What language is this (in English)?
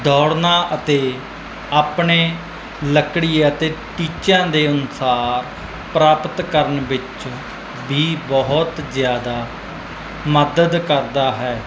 Punjabi